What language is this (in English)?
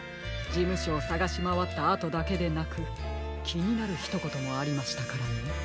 Japanese